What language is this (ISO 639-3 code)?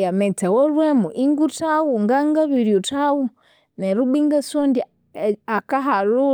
koo